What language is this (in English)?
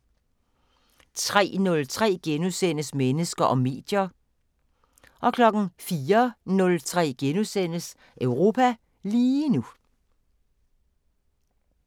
Danish